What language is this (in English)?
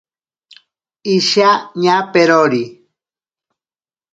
Ashéninka Perené